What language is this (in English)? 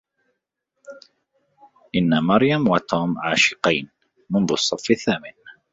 Arabic